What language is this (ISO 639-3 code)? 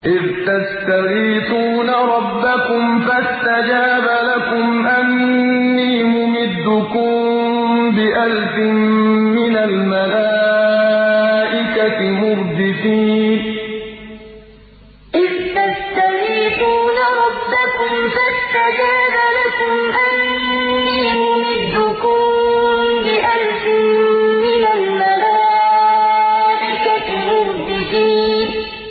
ara